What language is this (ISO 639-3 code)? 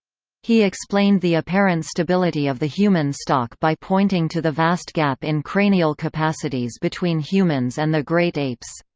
eng